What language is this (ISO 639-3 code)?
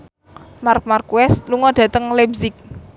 jav